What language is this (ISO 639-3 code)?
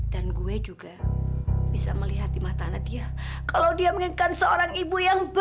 ind